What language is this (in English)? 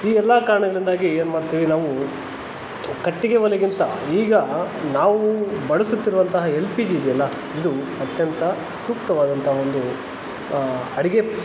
Kannada